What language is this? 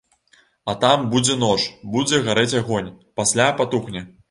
Belarusian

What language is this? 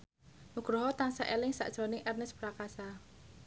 Javanese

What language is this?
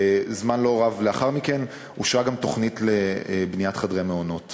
Hebrew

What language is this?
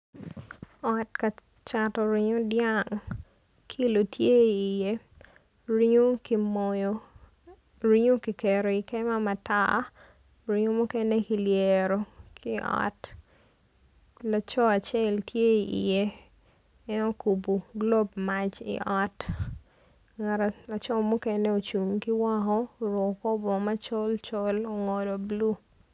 Acoli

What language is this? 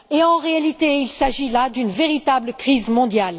French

